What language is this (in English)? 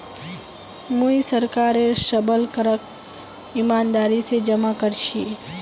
Magahi